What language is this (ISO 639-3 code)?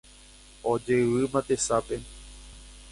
grn